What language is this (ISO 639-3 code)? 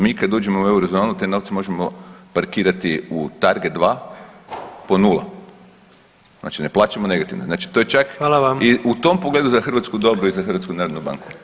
hrv